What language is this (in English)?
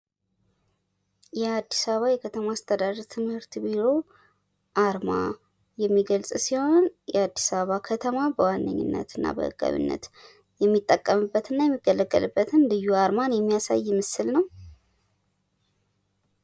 Amharic